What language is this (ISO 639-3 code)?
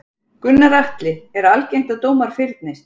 isl